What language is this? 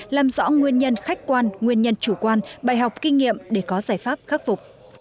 Vietnamese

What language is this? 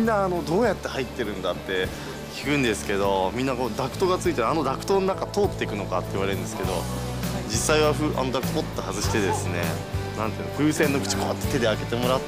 Japanese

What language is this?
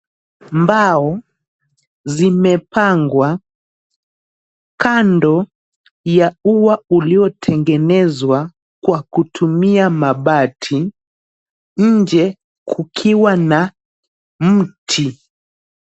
Swahili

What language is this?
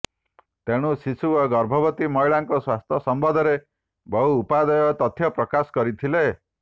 Odia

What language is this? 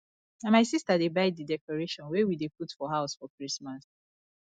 Nigerian Pidgin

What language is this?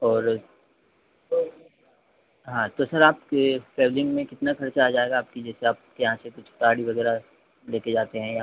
Hindi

